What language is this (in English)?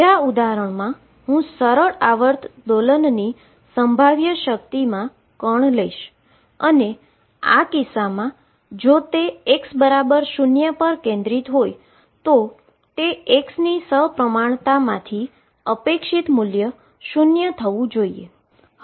Gujarati